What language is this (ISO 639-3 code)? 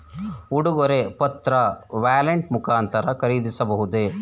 kan